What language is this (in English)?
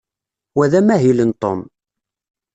Kabyle